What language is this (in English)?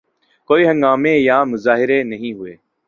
Urdu